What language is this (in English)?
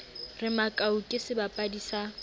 Southern Sotho